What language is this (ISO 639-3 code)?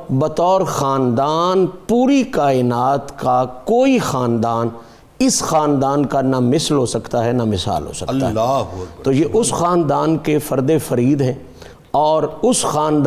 urd